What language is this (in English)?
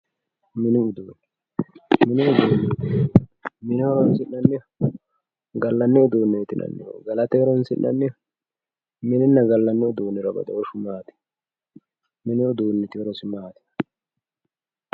Sidamo